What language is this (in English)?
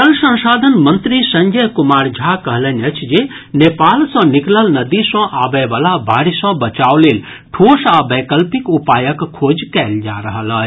Maithili